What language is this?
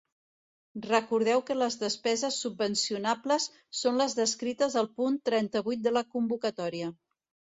Catalan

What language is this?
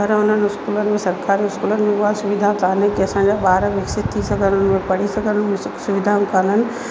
Sindhi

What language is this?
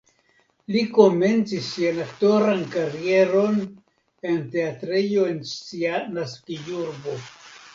Esperanto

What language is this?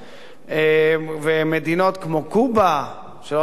Hebrew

